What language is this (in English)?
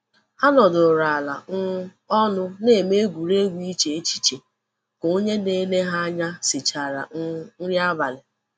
Igbo